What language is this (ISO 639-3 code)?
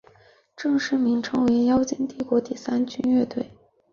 zho